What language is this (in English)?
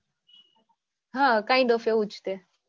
Gujarati